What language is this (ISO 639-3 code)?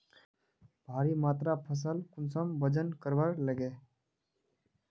mag